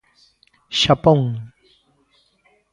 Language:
Galician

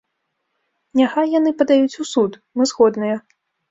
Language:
Belarusian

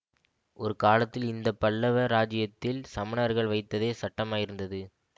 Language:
Tamil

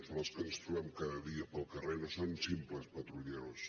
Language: Catalan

